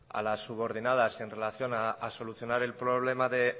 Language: Spanish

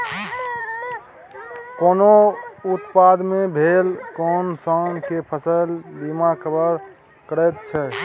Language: Maithili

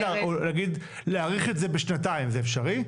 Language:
Hebrew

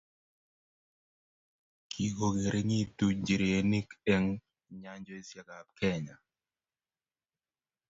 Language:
Kalenjin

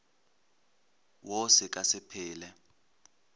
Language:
Northern Sotho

